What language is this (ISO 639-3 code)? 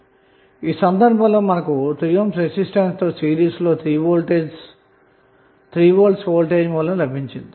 tel